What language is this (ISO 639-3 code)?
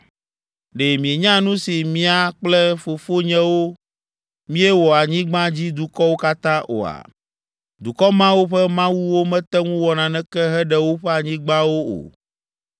ewe